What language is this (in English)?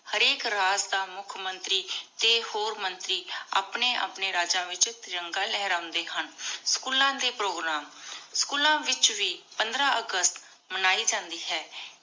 Punjabi